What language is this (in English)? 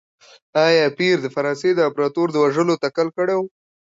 Pashto